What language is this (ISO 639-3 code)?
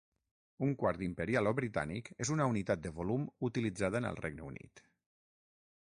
cat